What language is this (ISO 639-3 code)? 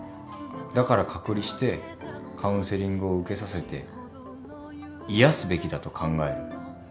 jpn